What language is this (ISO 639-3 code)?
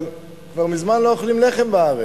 heb